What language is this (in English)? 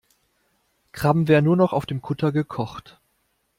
German